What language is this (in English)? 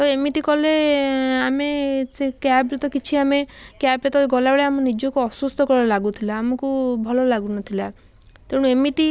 Odia